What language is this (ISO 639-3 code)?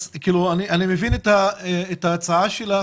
heb